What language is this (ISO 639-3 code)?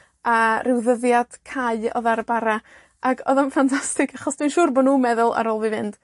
cym